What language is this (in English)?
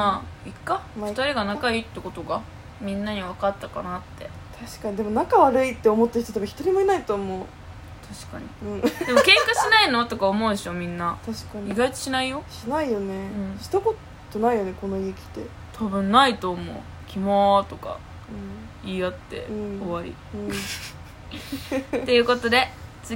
Japanese